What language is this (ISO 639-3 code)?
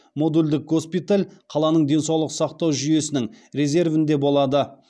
kaz